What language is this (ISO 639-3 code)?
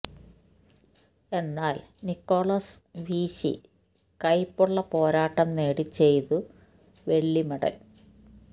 mal